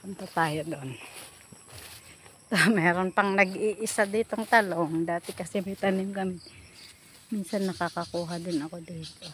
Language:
Filipino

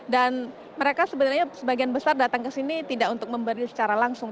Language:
Indonesian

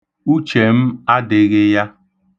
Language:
Igbo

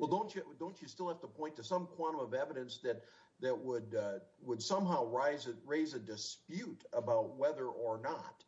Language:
English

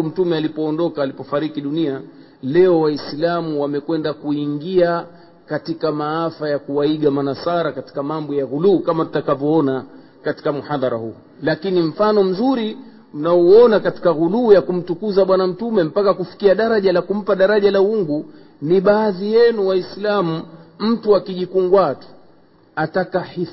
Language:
Swahili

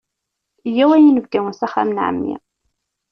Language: Kabyle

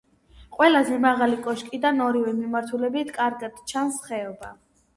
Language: Georgian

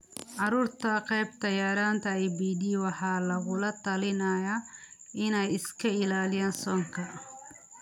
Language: Somali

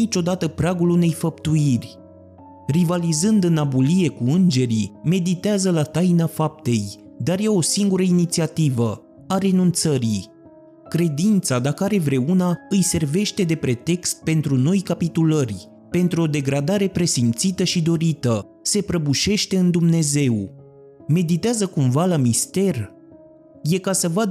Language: Romanian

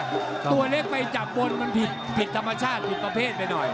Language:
Thai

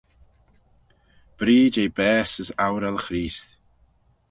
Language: Manx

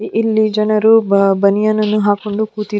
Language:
Kannada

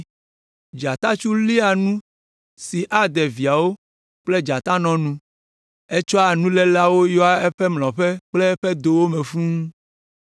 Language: Ewe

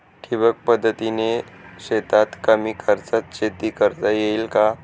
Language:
Marathi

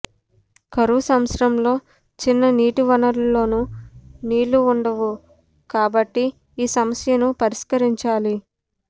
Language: Telugu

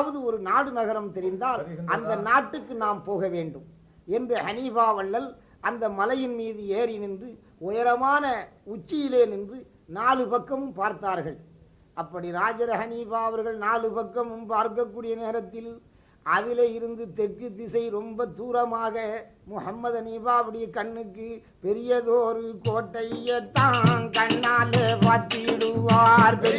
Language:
Tamil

